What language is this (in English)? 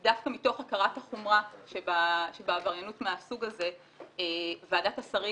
Hebrew